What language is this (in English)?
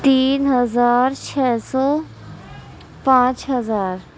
Urdu